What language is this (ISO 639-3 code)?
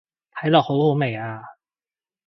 yue